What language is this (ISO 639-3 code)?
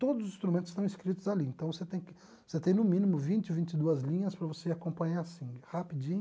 por